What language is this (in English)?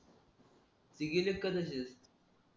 Marathi